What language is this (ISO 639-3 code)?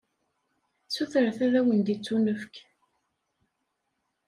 kab